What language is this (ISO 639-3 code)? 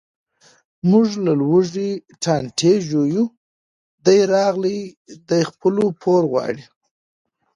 pus